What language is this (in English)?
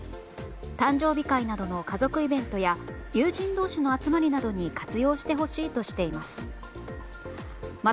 Japanese